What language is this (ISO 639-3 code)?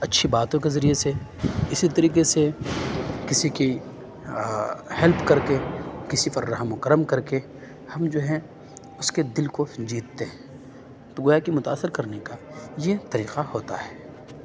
urd